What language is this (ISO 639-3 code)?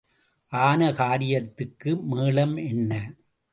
tam